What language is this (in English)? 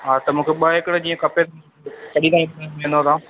Sindhi